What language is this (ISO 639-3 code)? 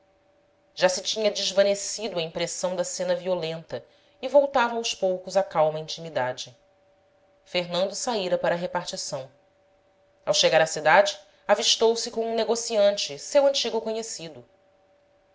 por